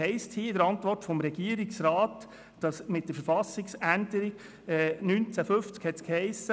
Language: Swiss German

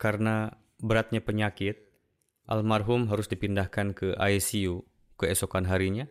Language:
Indonesian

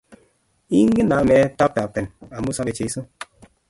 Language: Kalenjin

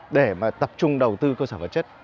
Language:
Vietnamese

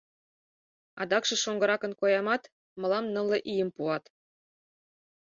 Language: Mari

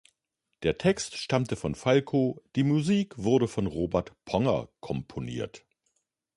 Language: German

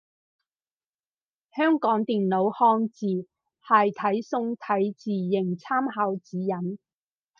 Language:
Cantonese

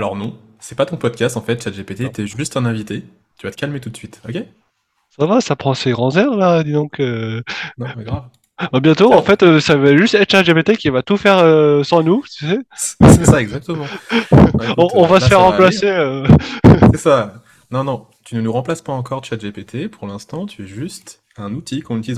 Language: French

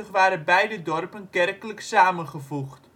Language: Dutch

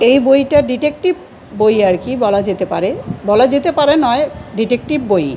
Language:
Bangla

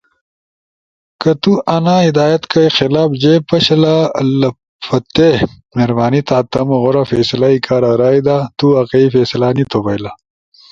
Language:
Ushojo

